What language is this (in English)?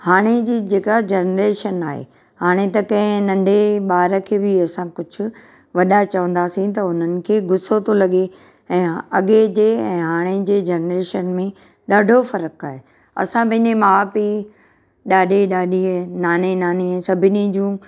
Sindhi